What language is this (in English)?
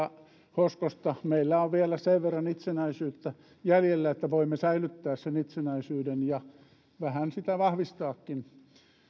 Finnish